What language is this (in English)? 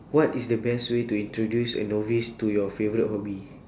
English